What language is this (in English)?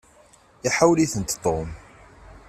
Kabyle